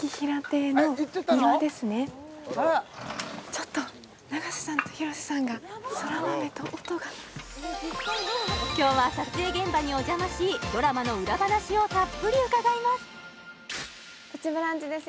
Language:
Japanese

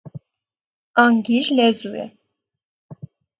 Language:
Armenian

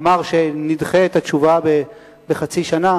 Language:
Hebrew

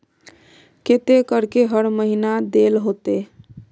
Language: Magahi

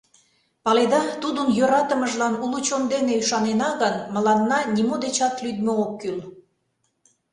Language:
Mari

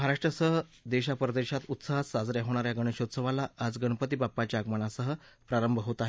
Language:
Marathi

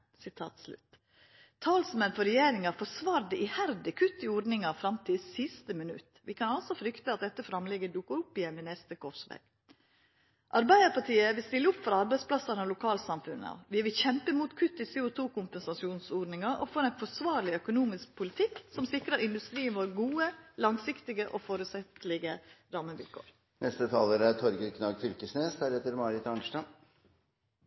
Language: Norwegian Nynorsk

